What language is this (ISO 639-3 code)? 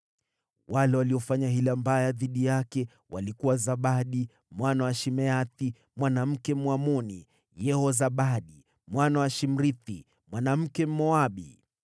swa